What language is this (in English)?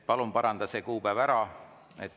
Estonian